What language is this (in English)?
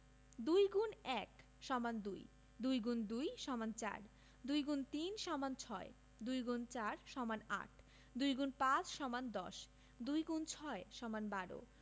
Bangla